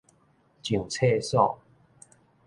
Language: Min Nan Chinese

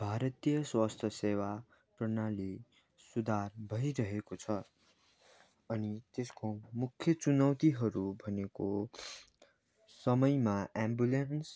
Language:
Nepali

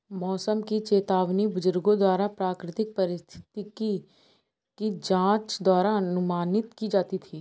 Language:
Hindi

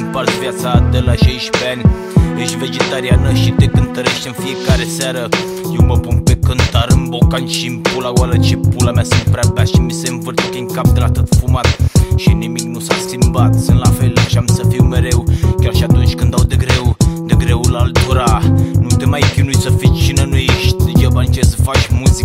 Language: Romanian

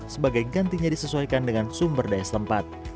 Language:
Indonesian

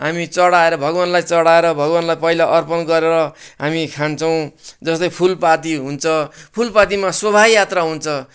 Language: Nepali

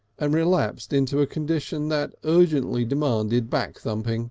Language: English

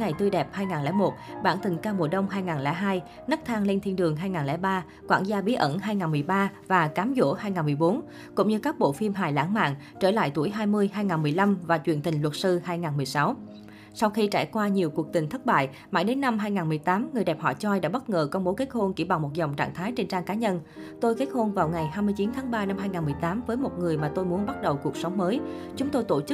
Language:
Vietnamese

